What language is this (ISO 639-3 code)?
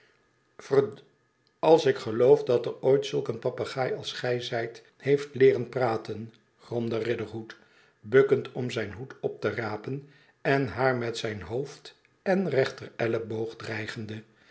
nld